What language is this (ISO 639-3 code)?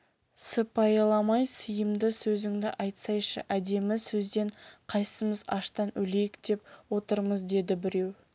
kaz